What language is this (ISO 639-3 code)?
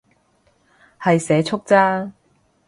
yue